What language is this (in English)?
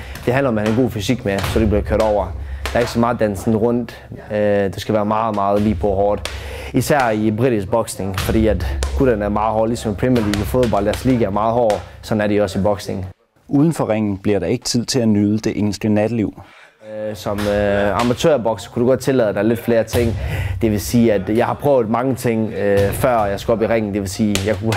Danish